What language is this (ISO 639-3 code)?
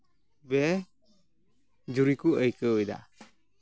sat